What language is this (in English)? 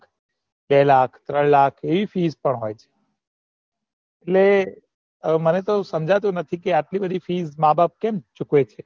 Gujarati